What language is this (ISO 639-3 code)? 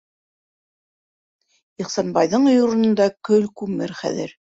bak